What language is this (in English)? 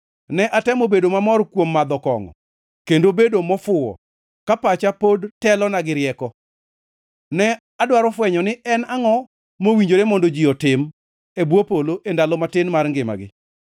Luo (Kenya and Tanzania)